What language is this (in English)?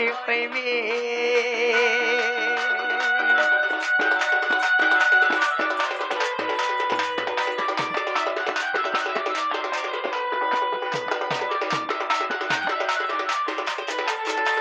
Arabic